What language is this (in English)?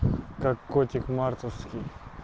Russian